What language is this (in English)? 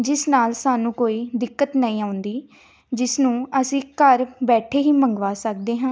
Punjabi